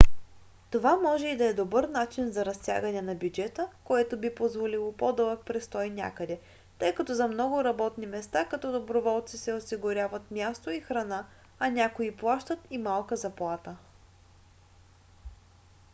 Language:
Bulgarian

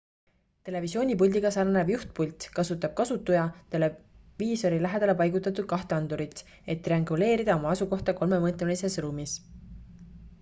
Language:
Estonian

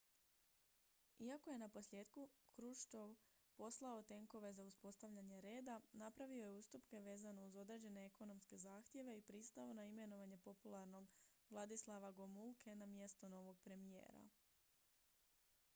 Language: Croatian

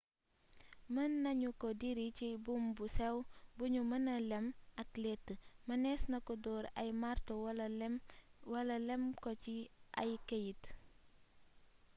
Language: Wolof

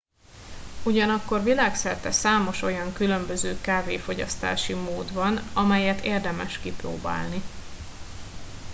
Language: Hungarian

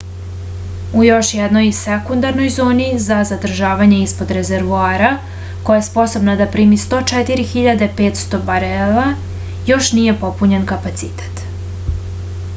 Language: Serbian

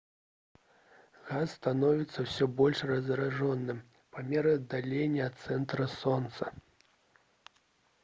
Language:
Belarusian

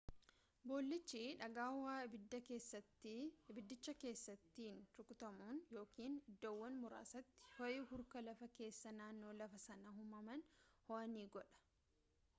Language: Oromo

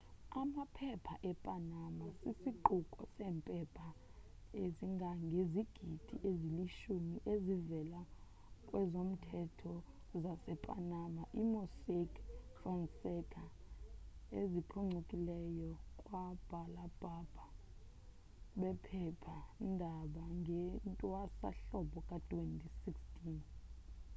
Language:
Xhosa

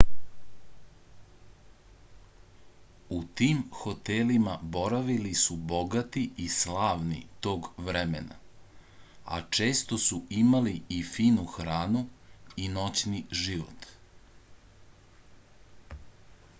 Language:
Serbian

